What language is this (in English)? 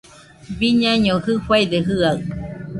Nüpode Huitoto